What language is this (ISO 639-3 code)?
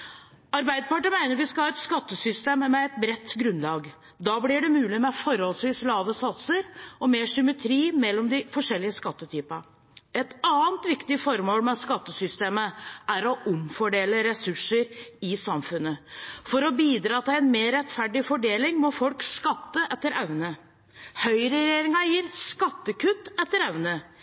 nob